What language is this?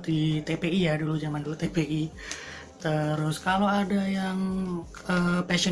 Indonesian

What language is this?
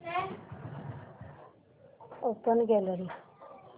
Marathi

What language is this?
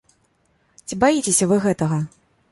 Belarusian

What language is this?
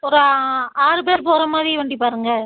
Tamil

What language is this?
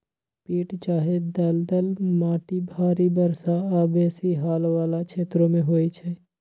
Magahi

